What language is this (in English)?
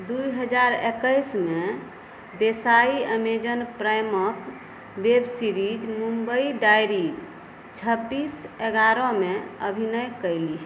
Maithili